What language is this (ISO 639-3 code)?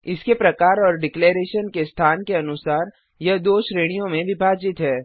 hin